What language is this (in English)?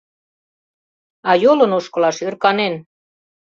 Mari